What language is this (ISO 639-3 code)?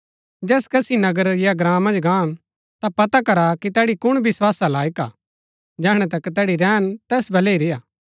gbk